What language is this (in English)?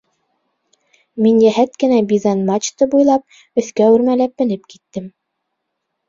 Bashkir